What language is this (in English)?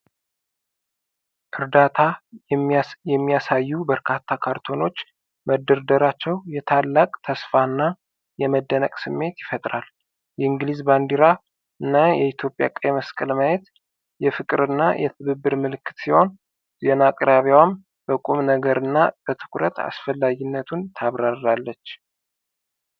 Amharic